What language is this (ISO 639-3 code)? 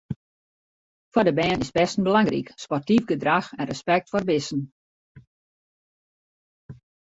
fry